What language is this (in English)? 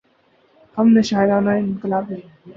Urdu